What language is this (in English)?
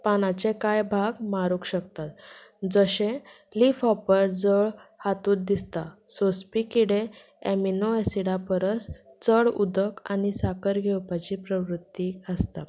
Konkani